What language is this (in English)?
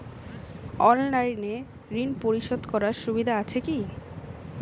Bangla